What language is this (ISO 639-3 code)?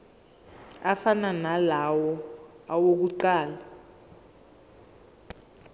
zul